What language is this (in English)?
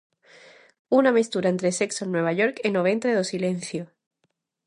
Galician